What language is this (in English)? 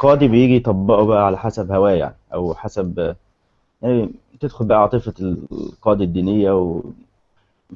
Arabic